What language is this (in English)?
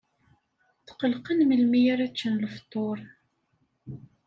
Kabyle